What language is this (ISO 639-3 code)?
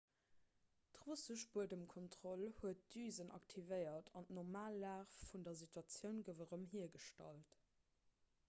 ltz